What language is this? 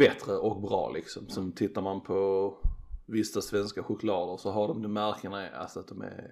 Swedish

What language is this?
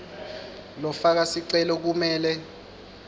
Swati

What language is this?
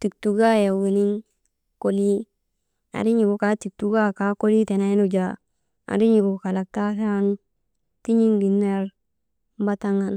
Maba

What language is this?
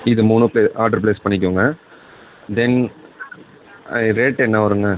Tamil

